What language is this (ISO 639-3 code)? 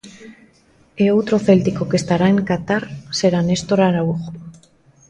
glg